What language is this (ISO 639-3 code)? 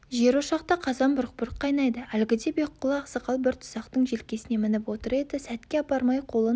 kaz